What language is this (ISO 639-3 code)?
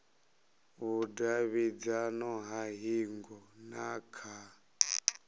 ven